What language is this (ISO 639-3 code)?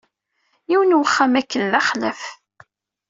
kab